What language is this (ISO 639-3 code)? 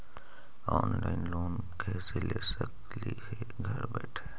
mag